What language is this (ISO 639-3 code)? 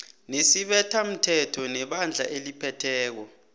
nbl